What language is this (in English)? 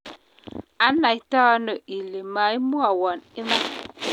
Kalenjin